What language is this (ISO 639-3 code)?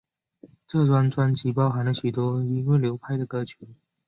zho